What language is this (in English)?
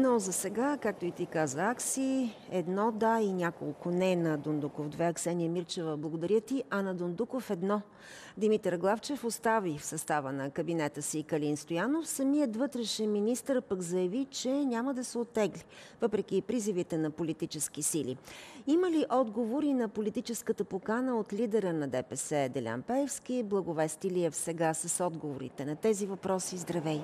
Bulgarian